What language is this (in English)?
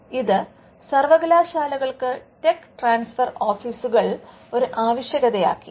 Malayalam